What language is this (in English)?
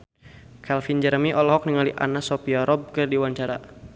Sundanese